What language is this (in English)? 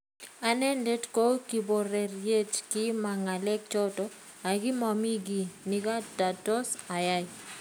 Kalenjin